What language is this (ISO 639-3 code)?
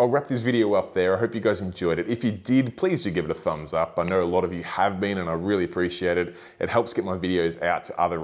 eng